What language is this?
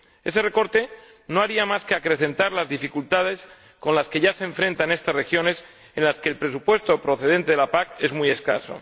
Spanish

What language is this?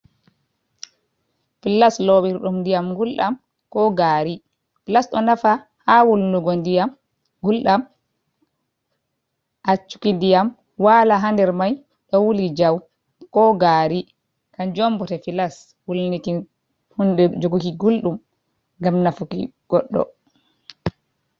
Fula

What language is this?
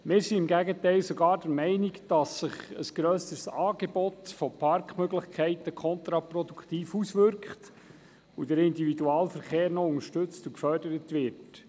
Swiss German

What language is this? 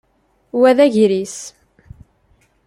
Kabyle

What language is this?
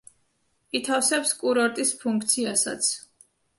Georgian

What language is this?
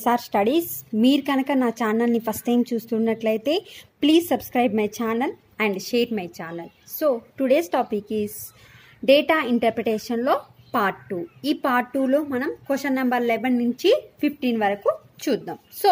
Hindi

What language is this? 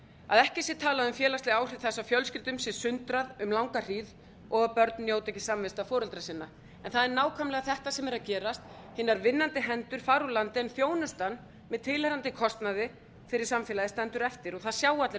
Icelandic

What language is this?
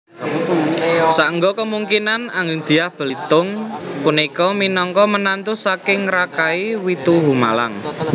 Javanese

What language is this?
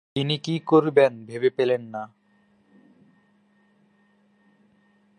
Bangla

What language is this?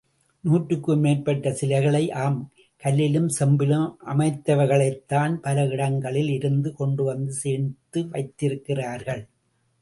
Tamil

